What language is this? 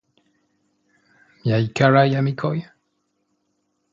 Esperanto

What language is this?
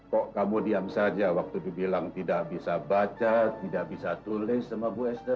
Indonesian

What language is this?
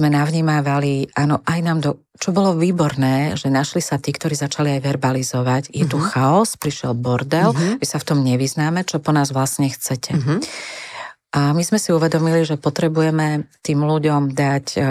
Slovak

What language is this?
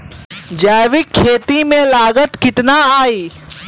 Bhojpuri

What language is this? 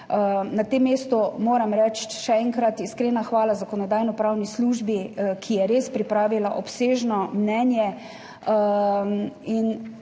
Slovenian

